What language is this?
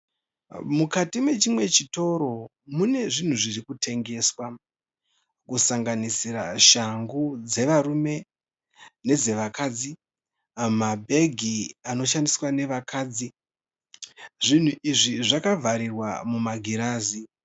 Shona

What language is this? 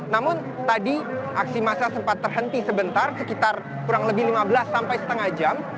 Indonesian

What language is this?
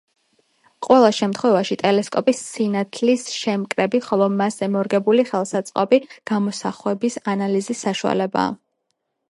Georgian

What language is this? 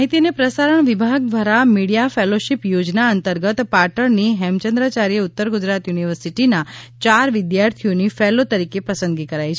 Gujarati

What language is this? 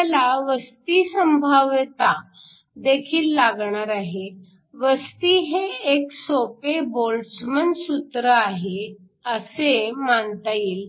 Marathi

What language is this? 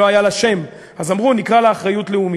Hebrew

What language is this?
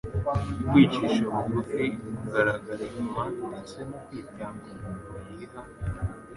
Kinyarwanda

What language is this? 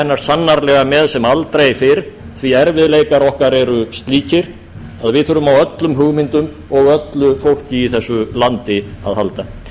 Icelandic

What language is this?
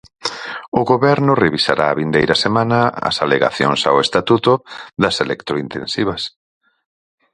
Galician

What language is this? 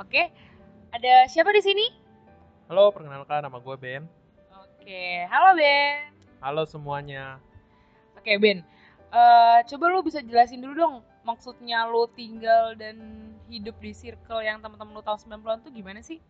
Indonesian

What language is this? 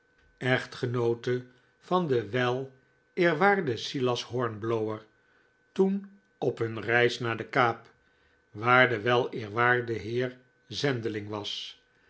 Dutch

